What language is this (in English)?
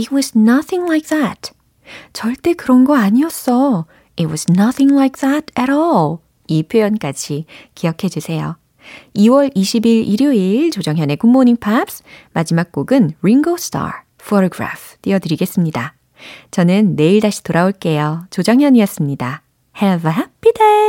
Korean